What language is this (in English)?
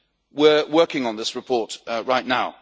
English